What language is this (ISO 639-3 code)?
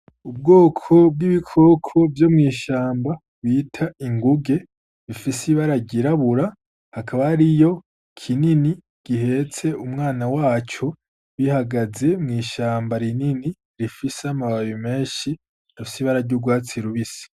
run